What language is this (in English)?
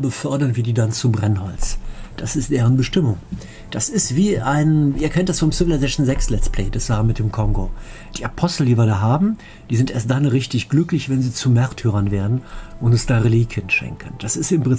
German